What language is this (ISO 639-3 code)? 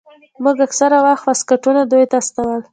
pus